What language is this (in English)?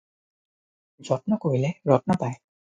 Assamese